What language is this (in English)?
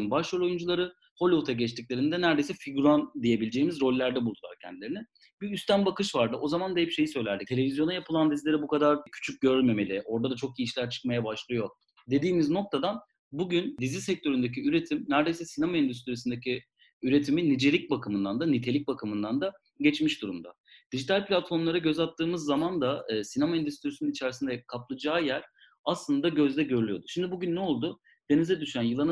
Turkish